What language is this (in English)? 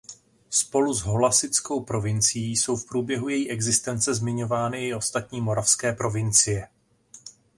Czech